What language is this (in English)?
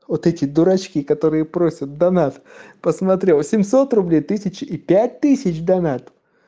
Russian